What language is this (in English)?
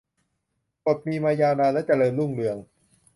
Thai